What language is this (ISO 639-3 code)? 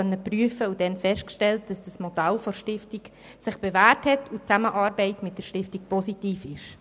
gsw